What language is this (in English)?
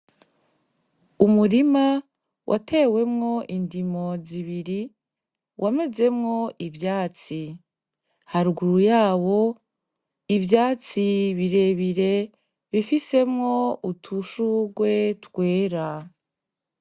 Rundi